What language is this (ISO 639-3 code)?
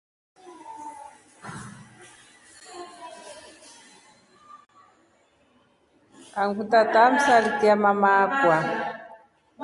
rof